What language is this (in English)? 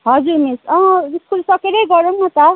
Nepali